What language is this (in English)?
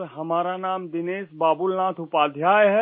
Hindi